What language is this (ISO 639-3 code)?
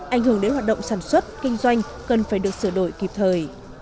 vie